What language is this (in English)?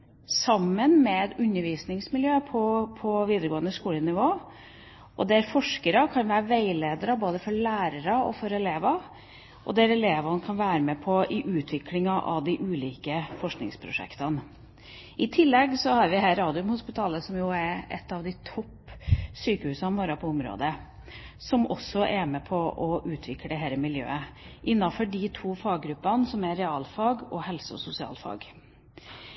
Norwegian Bokmål